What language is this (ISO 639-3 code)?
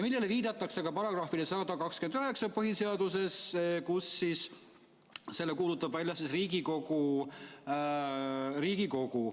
est